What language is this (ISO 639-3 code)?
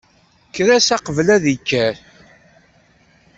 kab